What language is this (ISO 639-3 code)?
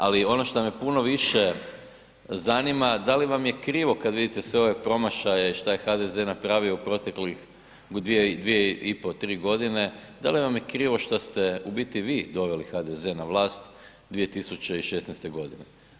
hrv